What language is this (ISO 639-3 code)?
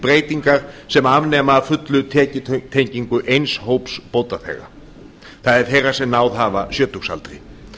isl